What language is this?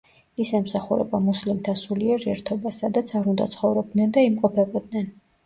Georgian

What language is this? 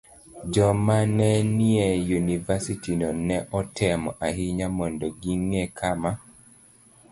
Luo (Kenya and Tanzania)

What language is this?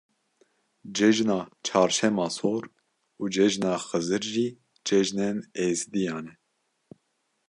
Kurdish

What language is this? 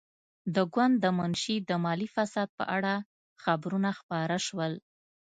Pashto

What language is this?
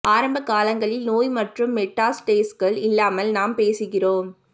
Tamil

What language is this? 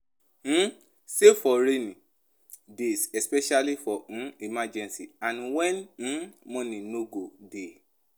Nigerian Pidgin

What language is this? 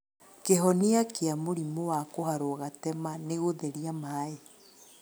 Kikuyu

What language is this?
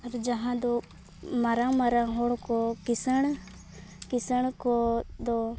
Santali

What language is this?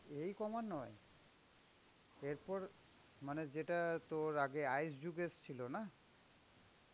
Bangla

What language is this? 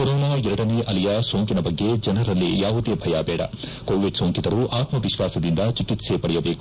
Kannada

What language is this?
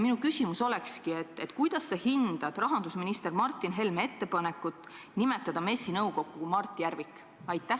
Estonian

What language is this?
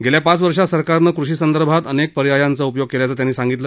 Marathi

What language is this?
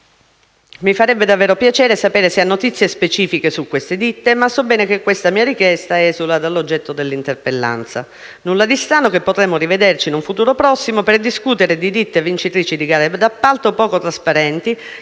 Italian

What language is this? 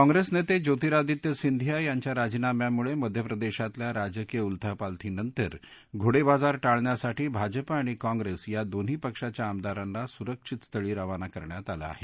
Marathi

